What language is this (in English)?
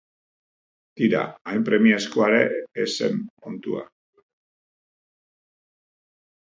Basque